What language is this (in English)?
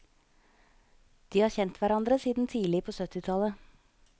Norwegian